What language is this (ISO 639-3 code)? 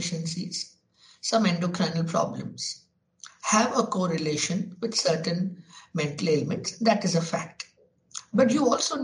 hin